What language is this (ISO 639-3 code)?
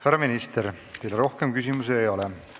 est